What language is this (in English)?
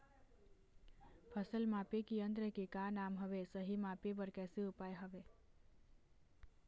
Chhattisgarhi